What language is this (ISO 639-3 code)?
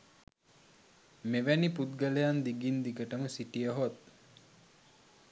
sin